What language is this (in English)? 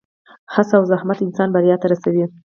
Pashto